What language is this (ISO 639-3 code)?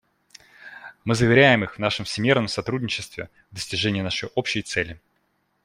rus